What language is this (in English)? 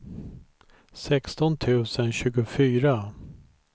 Swedish